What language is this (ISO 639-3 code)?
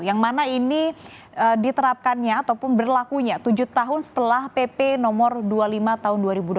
ind